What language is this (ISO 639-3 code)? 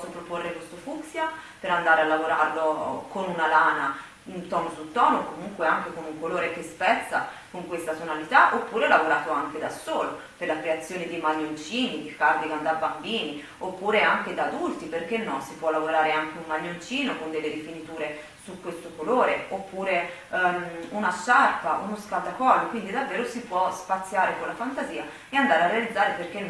ita